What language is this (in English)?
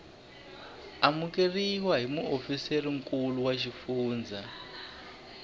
Tsonga